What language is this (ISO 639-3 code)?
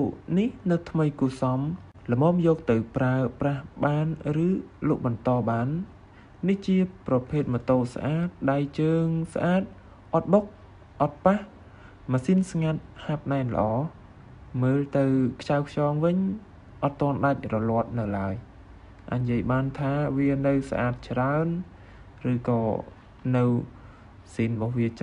vie